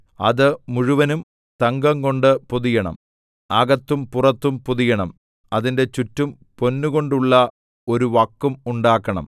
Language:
Malayalam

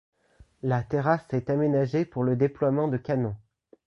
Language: French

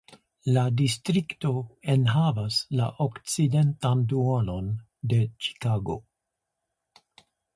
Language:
Esperanto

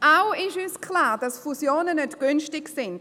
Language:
Swiss German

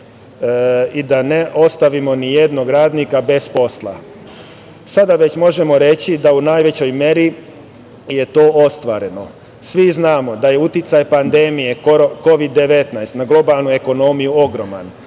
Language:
Serbian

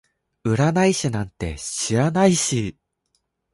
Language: Japanese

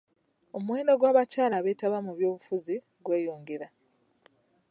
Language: Ganda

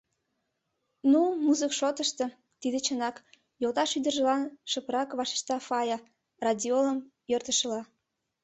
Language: Mari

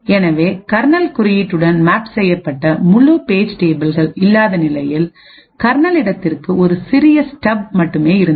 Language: Tamil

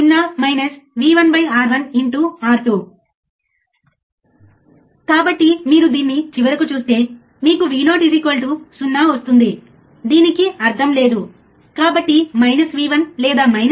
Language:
Telugu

